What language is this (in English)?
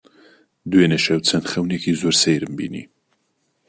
Central Kurdish